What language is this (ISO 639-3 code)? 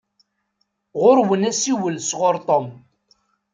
kab